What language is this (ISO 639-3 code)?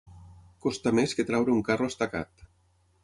cat